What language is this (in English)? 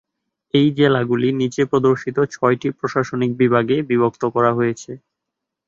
Bangla